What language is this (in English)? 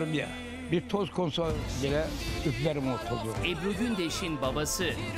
Turkish